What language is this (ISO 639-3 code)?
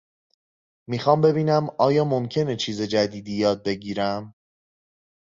fas